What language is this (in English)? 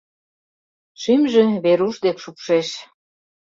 Mari